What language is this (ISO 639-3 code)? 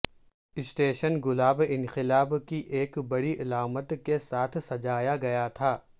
urd